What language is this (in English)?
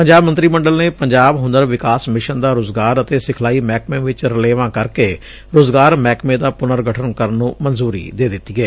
Punjabi